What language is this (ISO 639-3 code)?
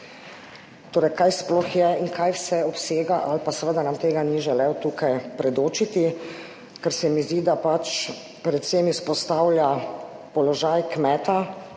slv